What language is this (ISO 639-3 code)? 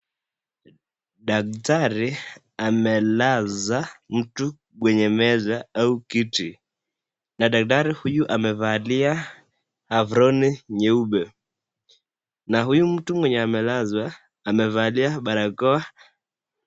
swa